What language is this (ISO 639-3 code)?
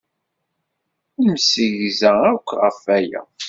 kab